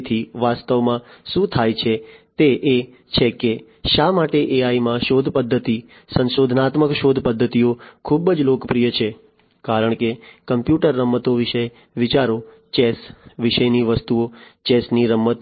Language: Gujarati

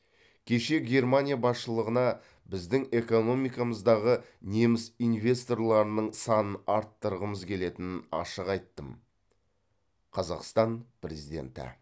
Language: Kazakh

